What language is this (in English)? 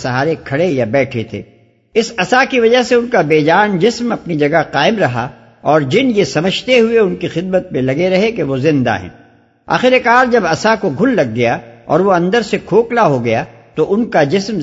Urdu